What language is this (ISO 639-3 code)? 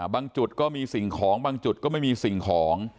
tha